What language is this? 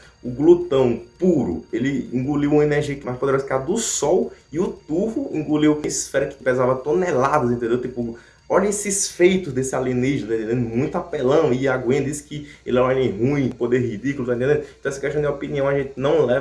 Portuguese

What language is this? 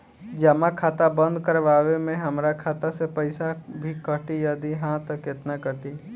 Bhojpuri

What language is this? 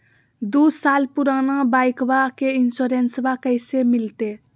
Magahi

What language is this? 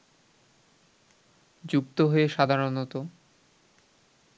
Bangla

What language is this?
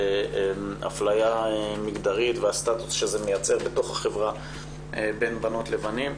Hebrew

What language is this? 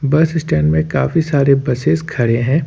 Hindi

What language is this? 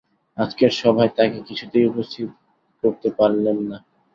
Bangla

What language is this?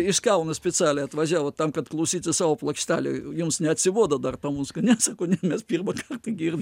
Lithuanian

